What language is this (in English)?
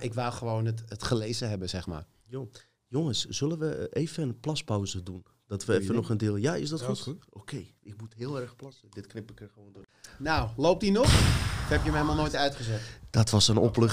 Dutch